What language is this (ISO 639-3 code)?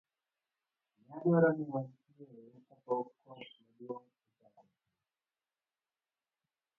luo